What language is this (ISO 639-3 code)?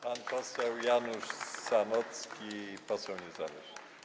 pol